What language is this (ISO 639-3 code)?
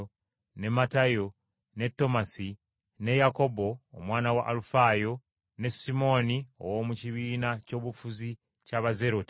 lug